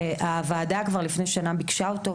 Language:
Hebrew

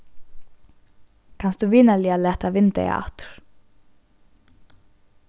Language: Faroese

